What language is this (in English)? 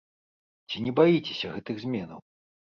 Belarusian